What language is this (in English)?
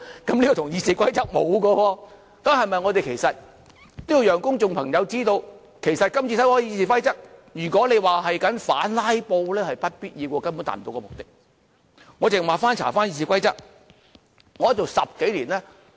Cantonese